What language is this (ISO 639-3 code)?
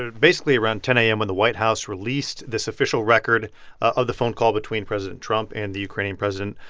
eng